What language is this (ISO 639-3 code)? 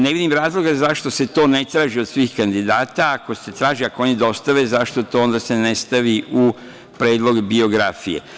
srp